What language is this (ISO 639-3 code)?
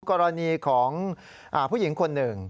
tha